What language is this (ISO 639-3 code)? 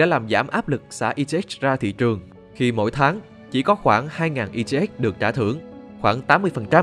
vie